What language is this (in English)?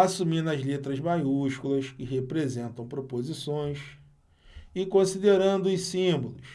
Portuguese